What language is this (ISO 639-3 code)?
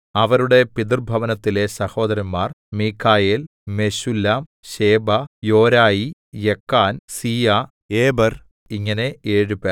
mal